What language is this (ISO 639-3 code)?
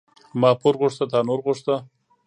pus